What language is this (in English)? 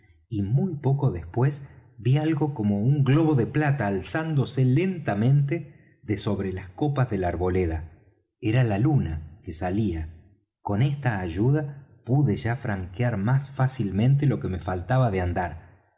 Spanish